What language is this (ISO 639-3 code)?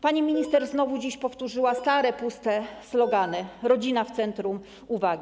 pol